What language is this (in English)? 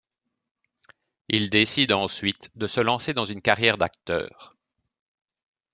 French